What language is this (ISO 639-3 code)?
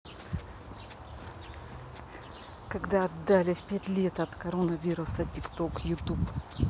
rus